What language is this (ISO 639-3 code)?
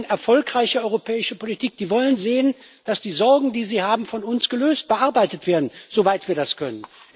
deu